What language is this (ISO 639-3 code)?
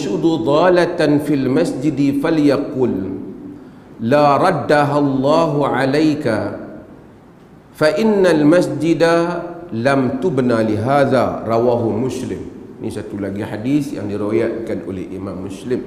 msa